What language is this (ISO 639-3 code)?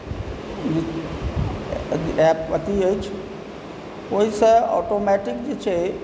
mai